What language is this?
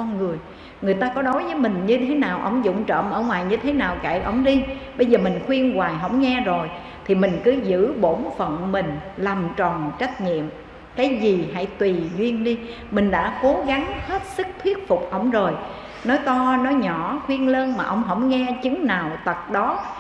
Vietnamese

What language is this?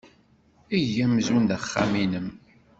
Kabyle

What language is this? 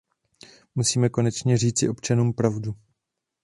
Czech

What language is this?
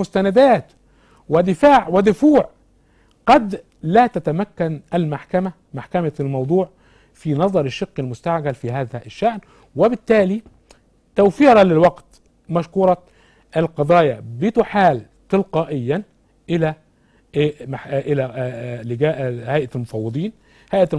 Arabic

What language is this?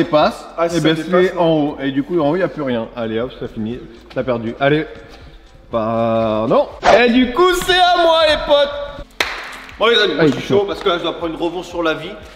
French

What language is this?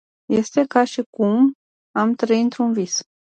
Romanian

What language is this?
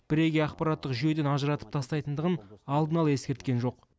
Kazakh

